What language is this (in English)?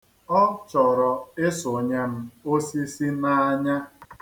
Igbo